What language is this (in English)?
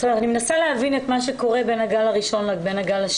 Hebrew